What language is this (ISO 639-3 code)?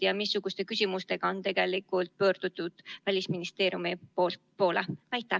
est